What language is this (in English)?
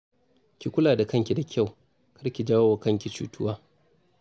Hausa